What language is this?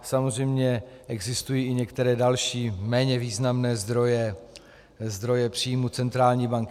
Czech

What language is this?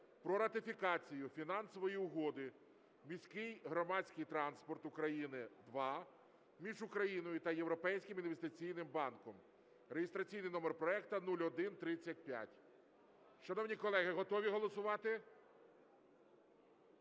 Ukrainian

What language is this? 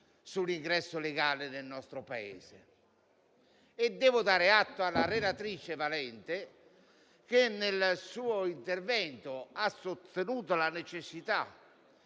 Italian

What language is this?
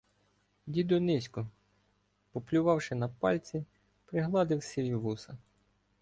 Ukrainian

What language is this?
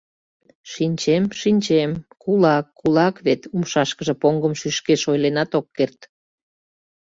Mari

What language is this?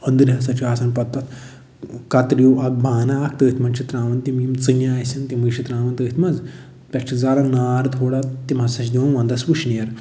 Kashmiri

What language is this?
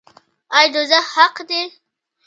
Pashto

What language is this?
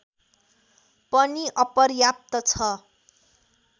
Nepali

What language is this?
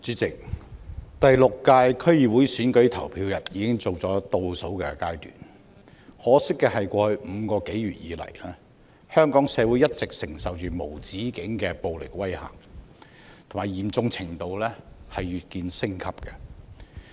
Cantonese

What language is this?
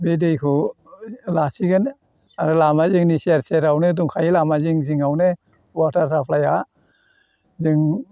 Bodo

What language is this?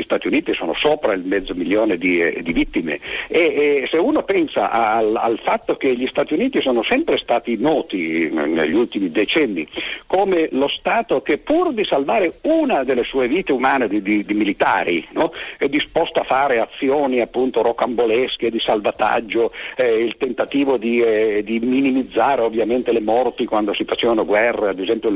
Italian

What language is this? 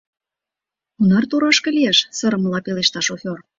Mari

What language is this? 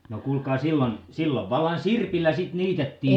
Finnish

